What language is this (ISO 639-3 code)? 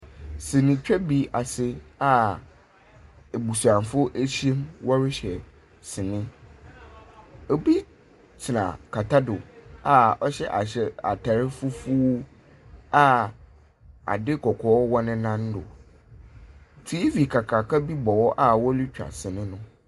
aka